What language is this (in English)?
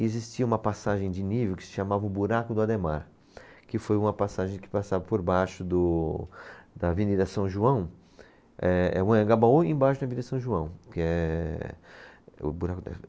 Portuguese